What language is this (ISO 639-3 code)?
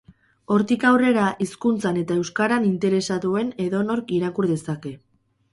eus